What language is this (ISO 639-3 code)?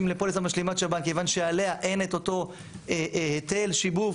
heb